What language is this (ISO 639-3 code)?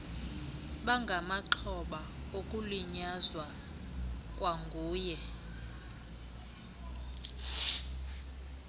xho